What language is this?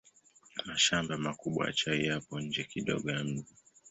Swahili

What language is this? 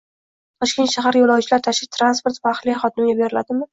Uzbek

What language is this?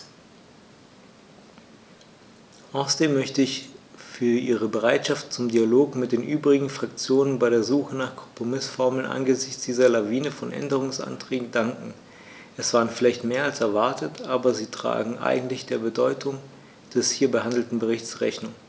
German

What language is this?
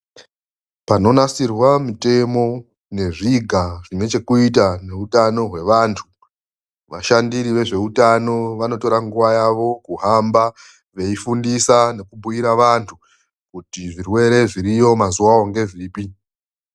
Ndau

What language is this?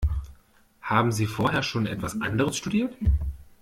German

